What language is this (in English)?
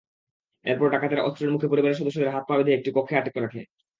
Bangla